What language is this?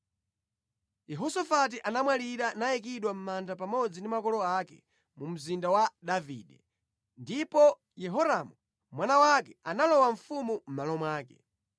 Nyanja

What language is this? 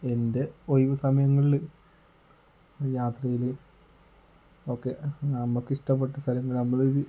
Malayalam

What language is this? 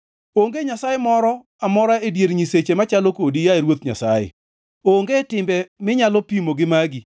Luo (Kenya and Tanzania)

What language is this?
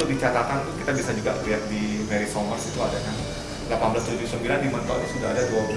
Indonesian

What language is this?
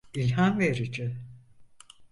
Turkish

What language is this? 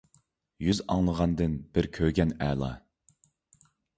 Uyghur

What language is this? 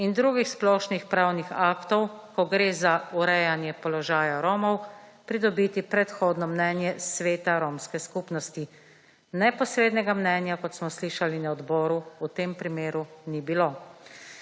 Slovenian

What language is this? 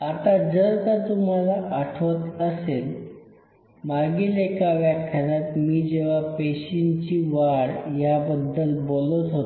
Marathi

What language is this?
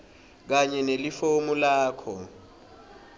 Swati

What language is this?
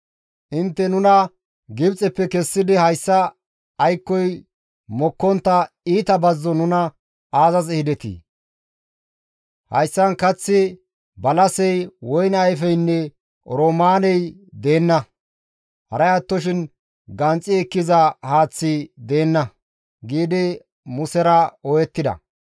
Gamo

